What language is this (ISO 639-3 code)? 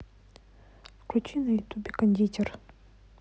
rus